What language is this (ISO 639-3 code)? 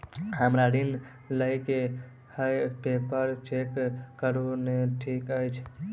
mai